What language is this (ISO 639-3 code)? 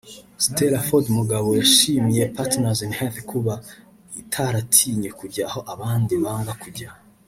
kin